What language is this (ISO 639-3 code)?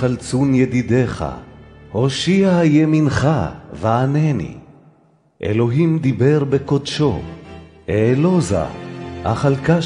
heb